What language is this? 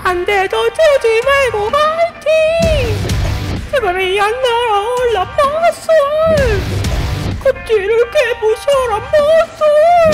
Korean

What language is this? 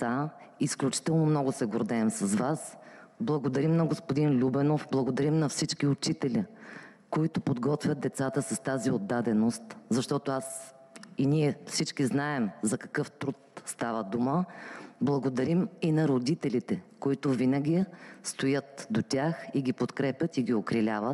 Bulgarian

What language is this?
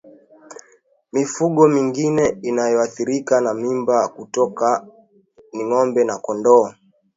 Swahili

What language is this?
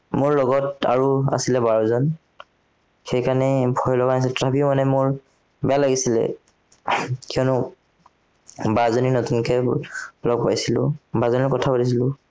Assamese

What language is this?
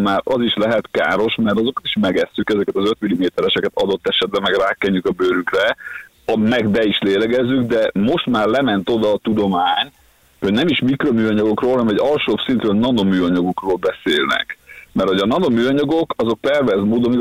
Hungarian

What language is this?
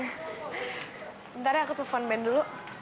Indonesian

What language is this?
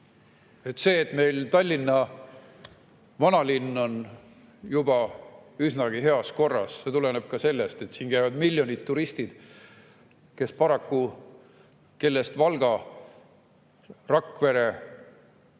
Estonian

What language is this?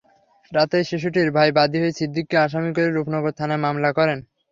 Bangla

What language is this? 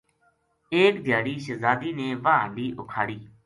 Gujari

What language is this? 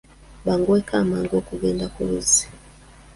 Ganda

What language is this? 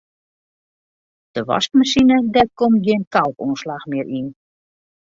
Western Frisian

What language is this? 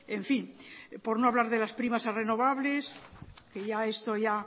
Spanish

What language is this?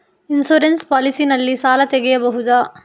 Kannada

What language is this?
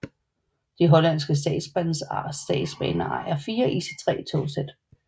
Danish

